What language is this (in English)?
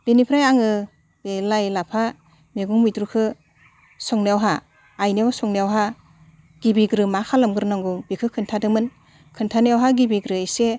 Bodo